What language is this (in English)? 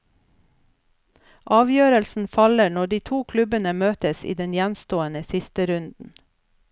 Norwegian